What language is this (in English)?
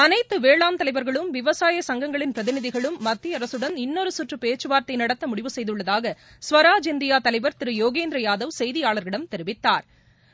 Tamil